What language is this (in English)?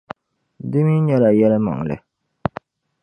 Dagbani